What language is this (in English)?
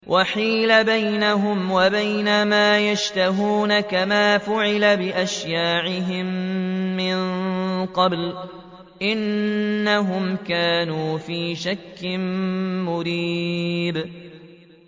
Arabic